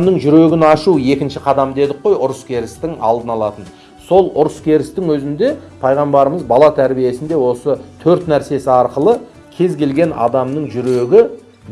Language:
Turkish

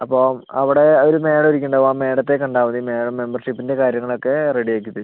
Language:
Malayalam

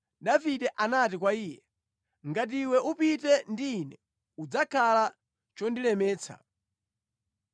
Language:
Nyanja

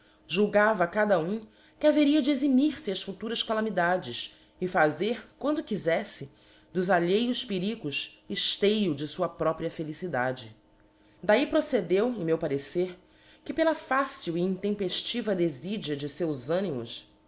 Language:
Portuguese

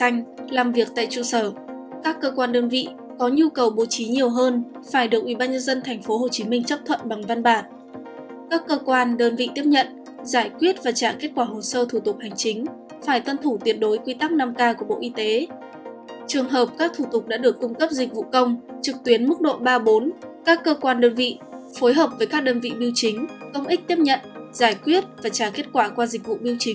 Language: Vietnamese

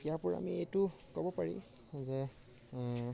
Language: Assamese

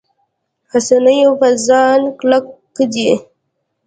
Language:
Pashto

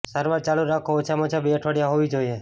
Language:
Gujarati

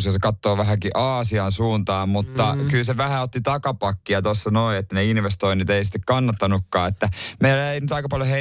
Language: Finnish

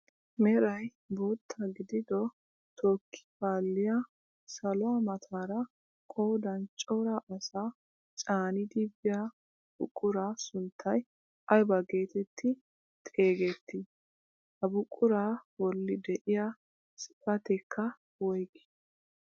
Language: Wolaytta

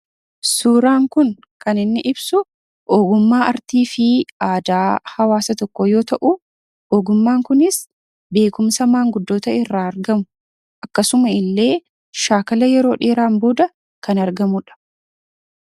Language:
Oromo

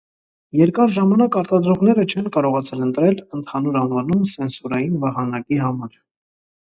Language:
Armenian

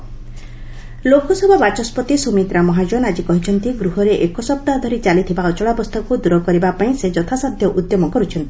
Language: Odia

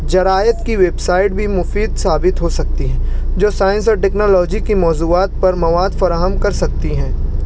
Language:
Urdu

